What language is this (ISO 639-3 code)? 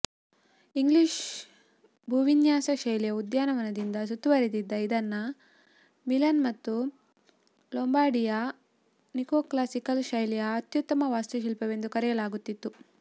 kan